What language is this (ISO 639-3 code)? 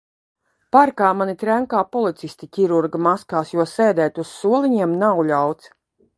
lav